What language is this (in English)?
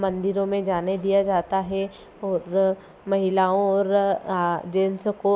Hindi